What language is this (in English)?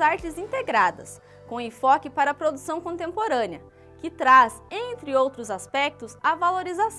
Portuguese